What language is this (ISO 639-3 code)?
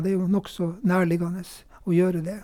nor